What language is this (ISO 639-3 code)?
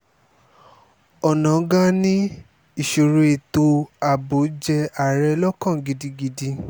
yor